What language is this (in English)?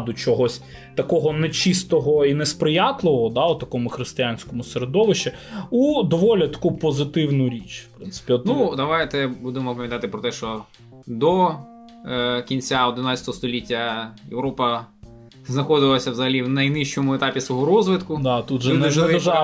Ukrainian